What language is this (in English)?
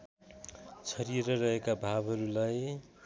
Nepali